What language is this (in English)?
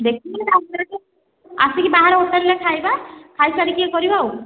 Odia